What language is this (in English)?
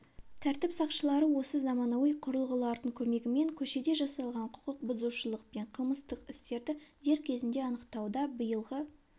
Kazakh